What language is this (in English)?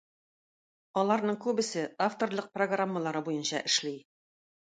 Tatar